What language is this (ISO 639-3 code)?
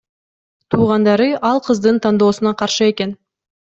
kir